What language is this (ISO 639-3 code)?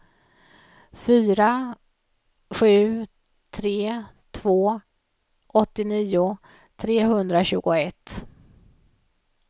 swe